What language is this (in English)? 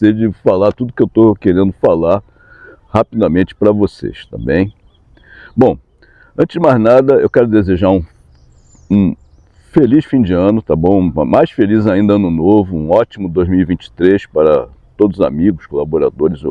Portuguese